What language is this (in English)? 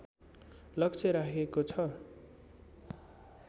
Nepali